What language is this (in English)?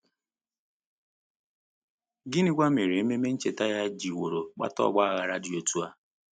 Igbo